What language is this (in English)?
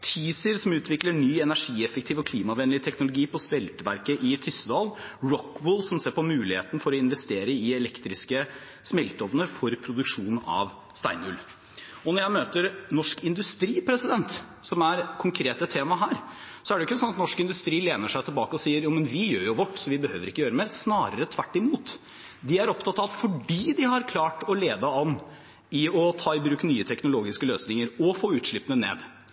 Norwegian Bokmål